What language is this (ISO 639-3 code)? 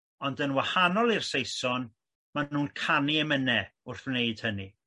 cym